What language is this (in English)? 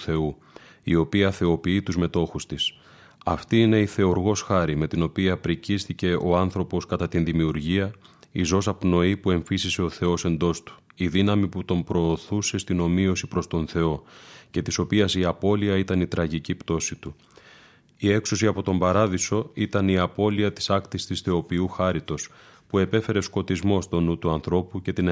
Greek